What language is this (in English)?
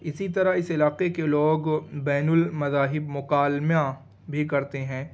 Urdu